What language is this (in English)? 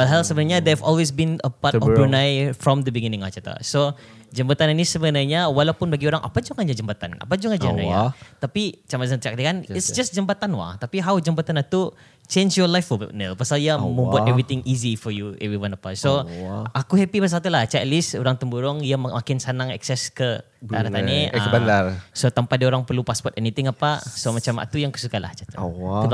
Malay